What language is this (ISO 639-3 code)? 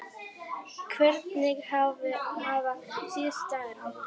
isl